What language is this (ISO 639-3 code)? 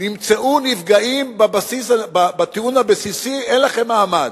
heb